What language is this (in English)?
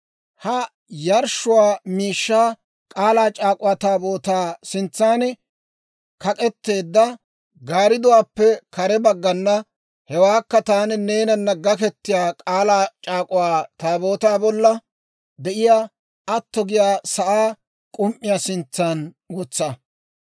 Dawro